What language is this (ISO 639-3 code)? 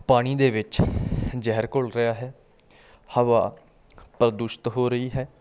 pan